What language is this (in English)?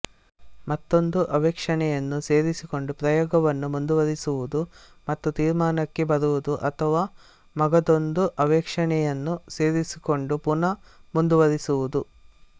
Kannada